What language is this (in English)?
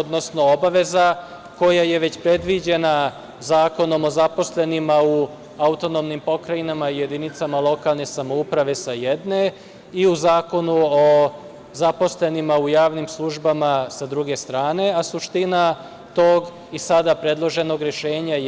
Serbian